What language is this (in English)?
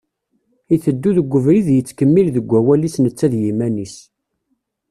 Kabyle